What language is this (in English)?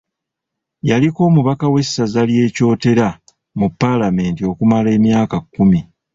Ganda